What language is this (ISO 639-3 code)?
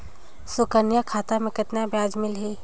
hne